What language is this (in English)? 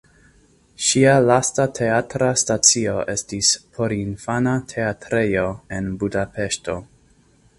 Esperanto